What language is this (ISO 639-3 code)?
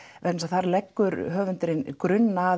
isl